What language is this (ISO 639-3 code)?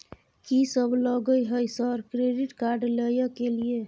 mai